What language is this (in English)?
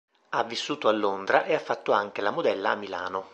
Italian